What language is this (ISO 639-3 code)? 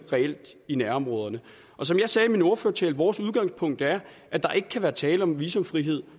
dan